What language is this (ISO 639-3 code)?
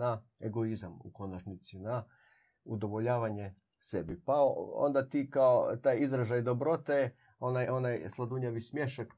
hrv